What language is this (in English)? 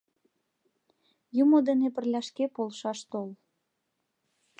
Mari